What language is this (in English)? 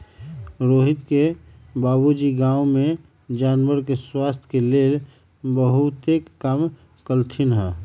Magahi